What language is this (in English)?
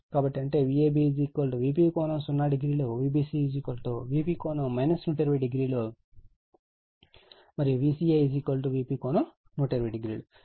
Telugu